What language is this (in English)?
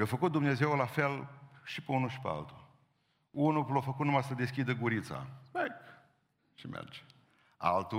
Romanian